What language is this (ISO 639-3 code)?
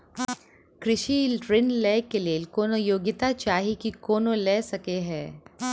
mai